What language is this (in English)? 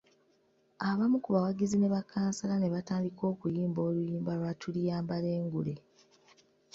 Ganda